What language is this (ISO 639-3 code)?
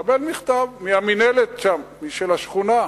heb